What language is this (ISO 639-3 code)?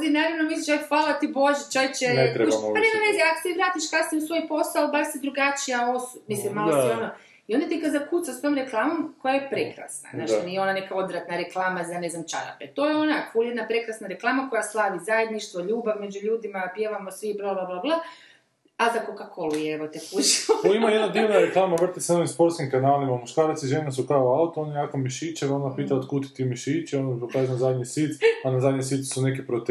hrv